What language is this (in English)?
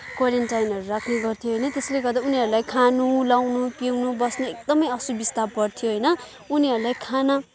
Nepali